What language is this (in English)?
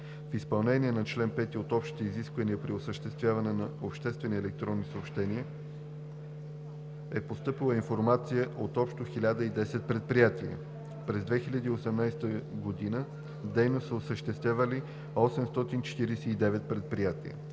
Bulgarian